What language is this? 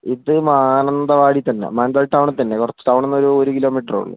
Malayalam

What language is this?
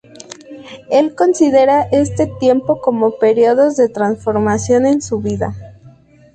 Spanish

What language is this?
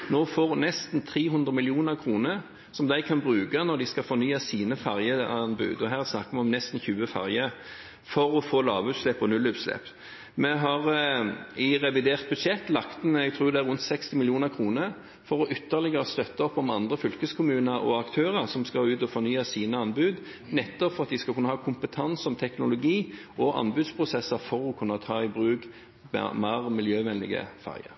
Norwegian Bokmål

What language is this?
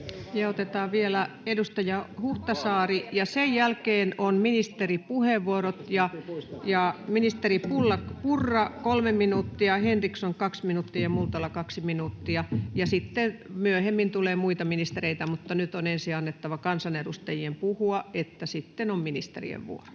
Finnish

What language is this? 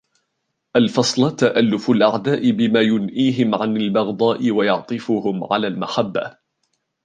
Arabic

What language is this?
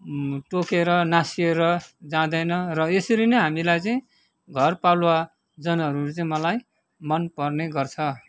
Nepali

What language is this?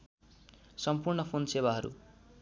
Nepali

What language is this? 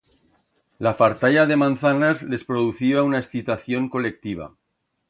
Aragonese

